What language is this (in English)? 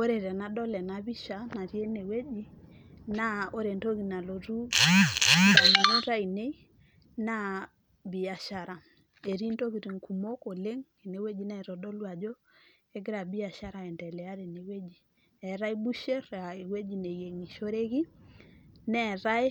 Masai